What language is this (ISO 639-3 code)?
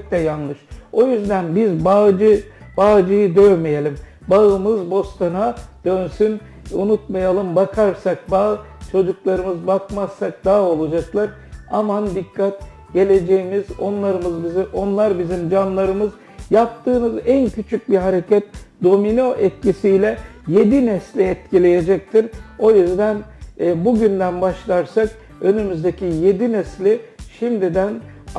tur